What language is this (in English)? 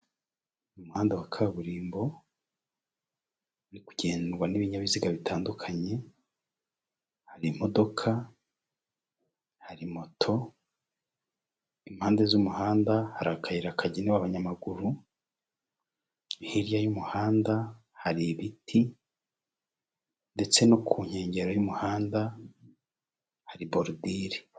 Kinyarwanda